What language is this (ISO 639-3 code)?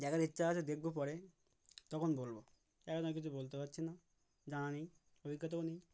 ben